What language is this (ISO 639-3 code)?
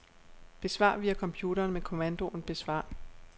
dan